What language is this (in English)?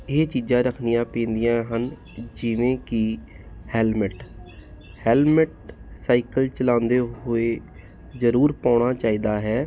Punjabi